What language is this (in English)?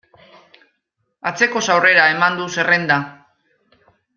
Basque